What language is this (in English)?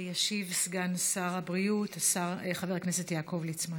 Hebrew